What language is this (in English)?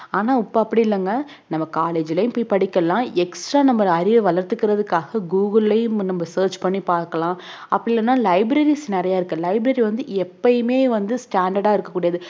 Tamil